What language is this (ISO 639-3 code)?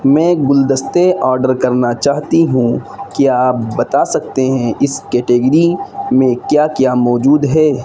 urd